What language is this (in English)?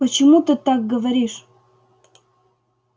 Russian